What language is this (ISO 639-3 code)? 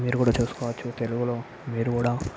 tel